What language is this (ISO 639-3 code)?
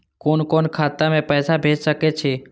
mai